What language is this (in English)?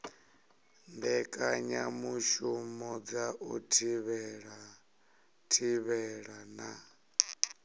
Venda